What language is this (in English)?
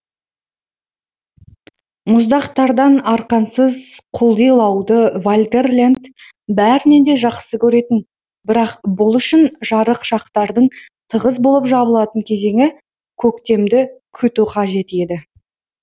Kazakh